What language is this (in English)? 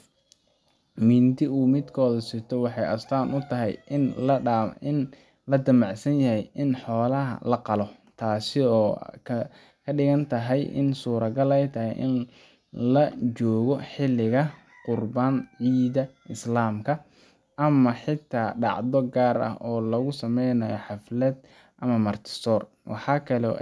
Somali